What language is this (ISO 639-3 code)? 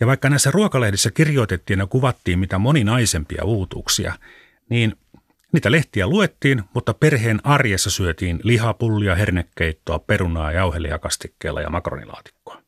fin